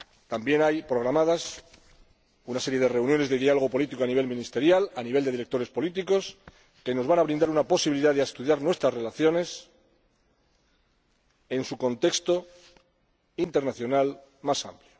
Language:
Spanish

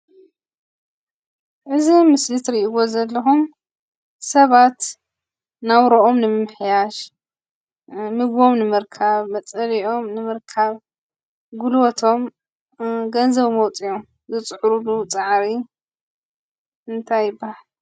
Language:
Tigrinya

